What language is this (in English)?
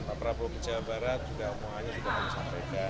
Indonesian